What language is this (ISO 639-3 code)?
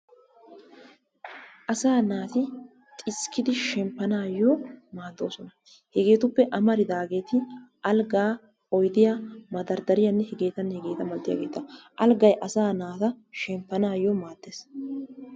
wal